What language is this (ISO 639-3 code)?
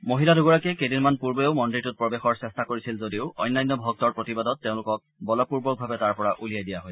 asm